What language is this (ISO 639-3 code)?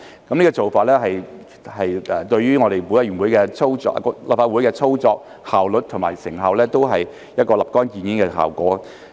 yue